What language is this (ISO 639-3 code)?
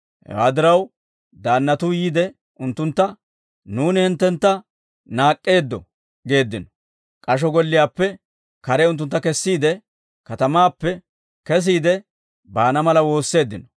dwr